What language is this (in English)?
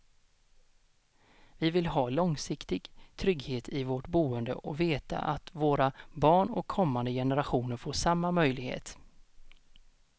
Swedish